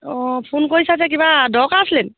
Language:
Assamese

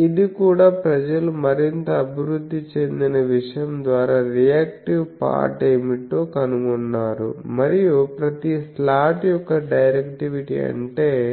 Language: Telugu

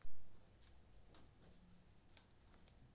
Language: Maithili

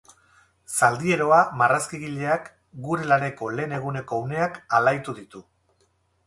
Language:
Basque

